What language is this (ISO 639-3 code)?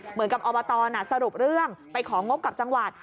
tha